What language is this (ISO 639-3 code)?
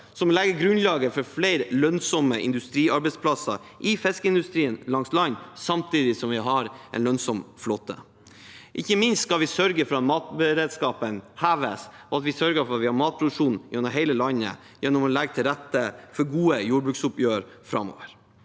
nor